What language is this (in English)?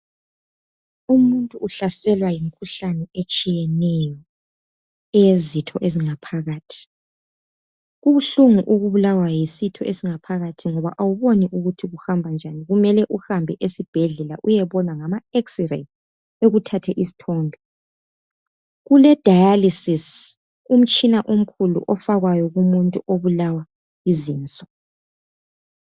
North Ndebele